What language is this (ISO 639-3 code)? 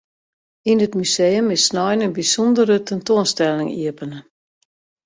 fry